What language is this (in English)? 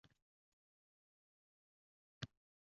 Uzbek